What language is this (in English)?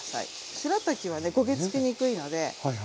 Japanese